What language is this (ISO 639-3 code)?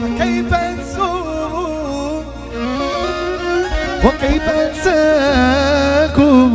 ara